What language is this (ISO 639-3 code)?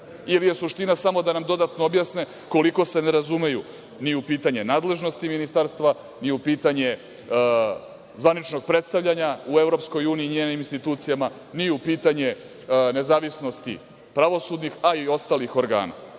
srp